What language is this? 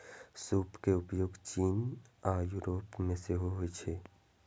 Maithili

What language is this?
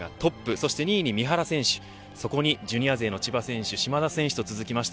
Japanese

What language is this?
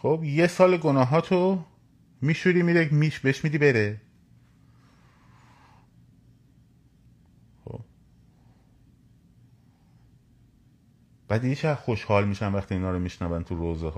Persian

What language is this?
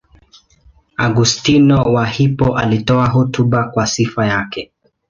Swahili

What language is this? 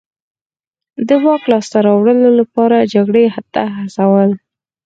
Pashto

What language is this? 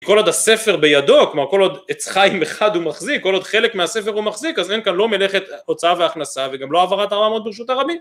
Hebrew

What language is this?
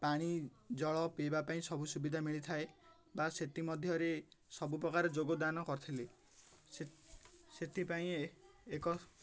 Odia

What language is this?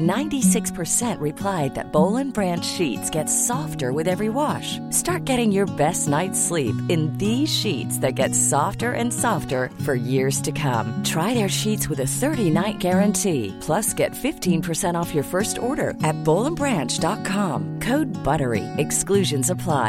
Swedish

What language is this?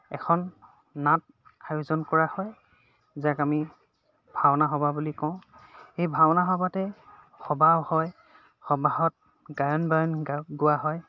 Assamese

